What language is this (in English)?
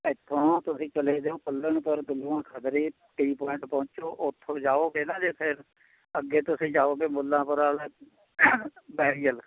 Punjabi